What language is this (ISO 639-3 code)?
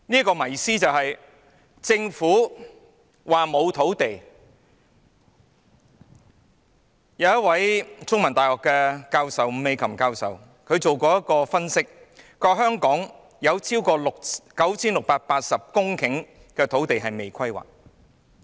yue